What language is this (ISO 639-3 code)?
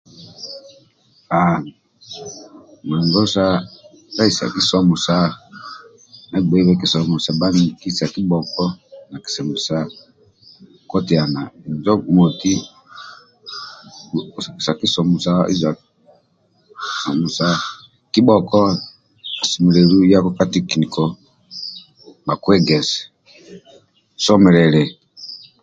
rwm